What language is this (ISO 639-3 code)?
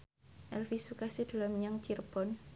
jav